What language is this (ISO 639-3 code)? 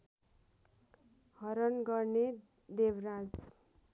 nep